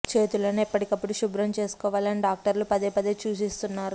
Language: Telugu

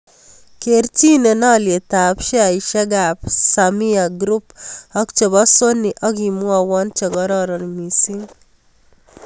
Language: Kalenjin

